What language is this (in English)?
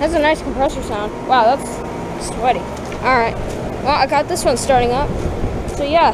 English